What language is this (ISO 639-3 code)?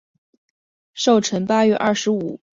zho